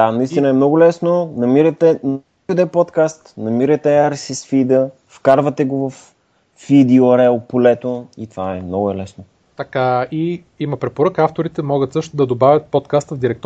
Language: Bulgarian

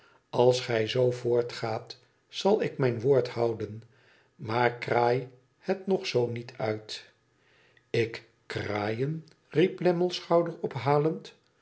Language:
Dutch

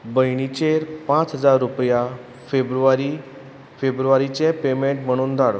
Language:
Konkani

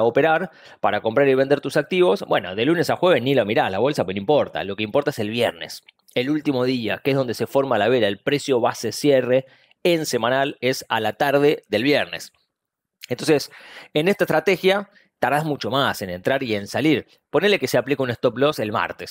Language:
Spanish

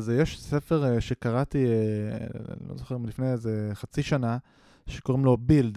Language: Hebrew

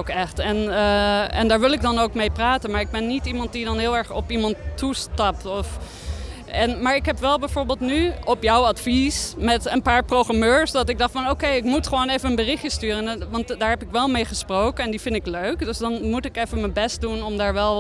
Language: Dutch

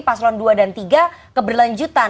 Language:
Indonesian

